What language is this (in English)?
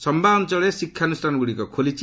Odia